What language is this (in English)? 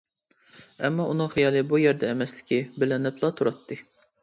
Uyghur